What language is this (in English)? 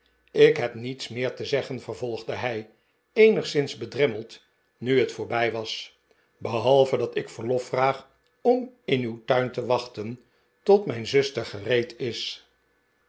Dutch